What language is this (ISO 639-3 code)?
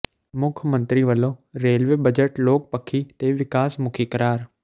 pan